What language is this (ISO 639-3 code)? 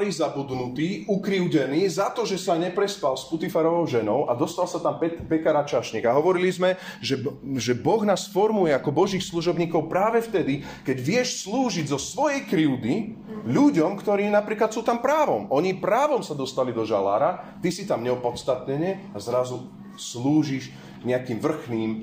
slk